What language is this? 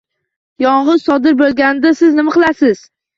Uzbek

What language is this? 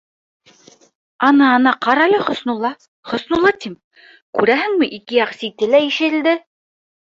Bashkir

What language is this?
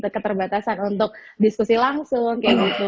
Indonesian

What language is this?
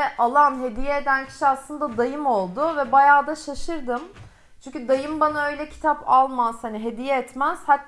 Turkish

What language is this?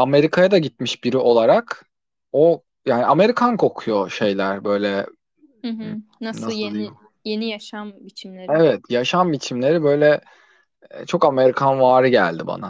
Turkish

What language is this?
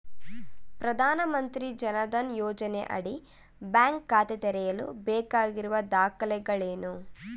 Kannada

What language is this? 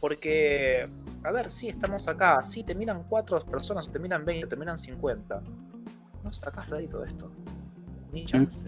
Spanish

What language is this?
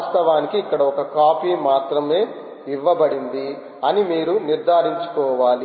Telugu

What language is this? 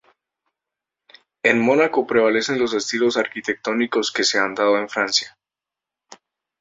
Spanish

